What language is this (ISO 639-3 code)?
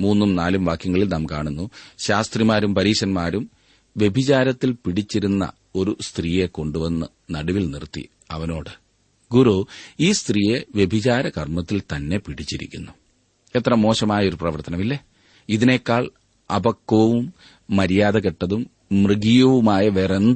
mal